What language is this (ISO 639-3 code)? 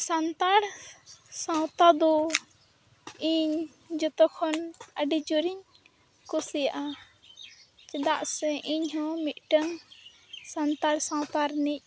sat